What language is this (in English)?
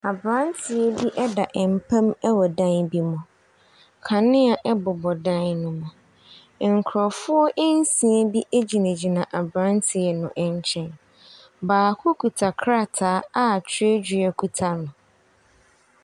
Akan